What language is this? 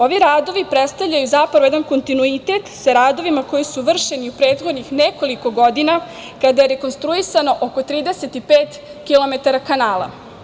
Serbian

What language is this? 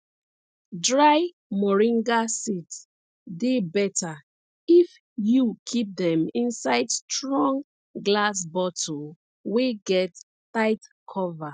Nigerian Pidgin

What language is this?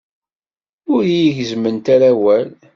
Kabyle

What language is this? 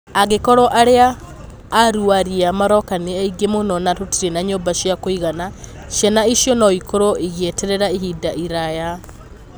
Kikuyu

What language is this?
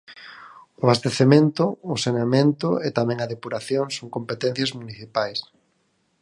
Galician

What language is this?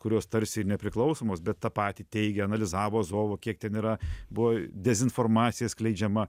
Lithuanian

